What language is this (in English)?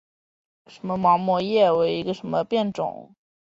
Chinese